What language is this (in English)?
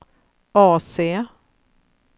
Swedish